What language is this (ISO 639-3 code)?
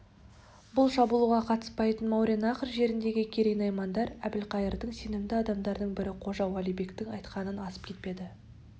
kaz